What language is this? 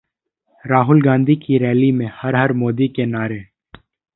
Hindi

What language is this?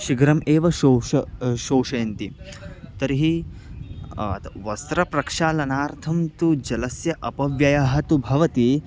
Sanskrit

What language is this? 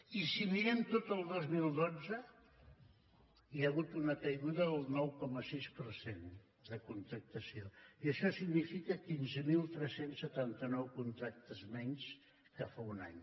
Catalan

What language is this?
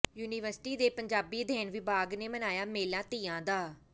Punjabi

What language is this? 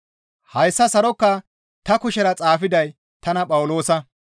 Gamo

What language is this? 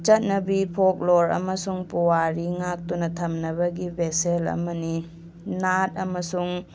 Manipuri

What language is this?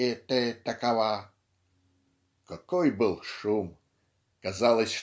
Russian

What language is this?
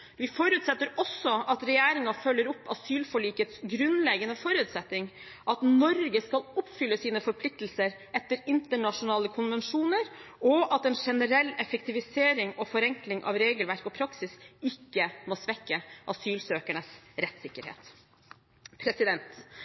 Norwegian Bokmål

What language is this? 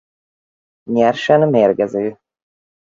Hungarian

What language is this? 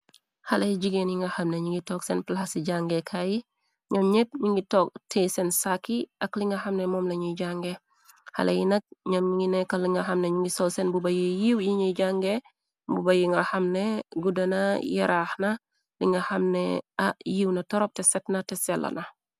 Wolof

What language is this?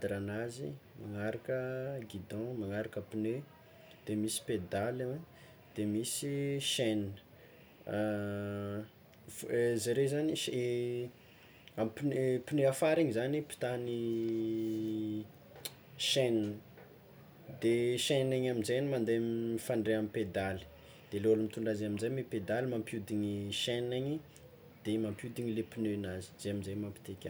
Tsimihety Malagasy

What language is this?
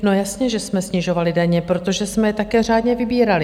Czech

